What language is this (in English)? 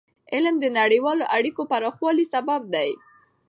Pashto